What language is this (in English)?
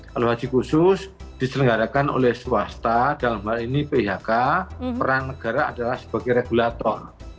Indonesian